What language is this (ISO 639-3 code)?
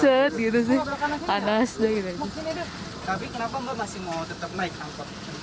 ind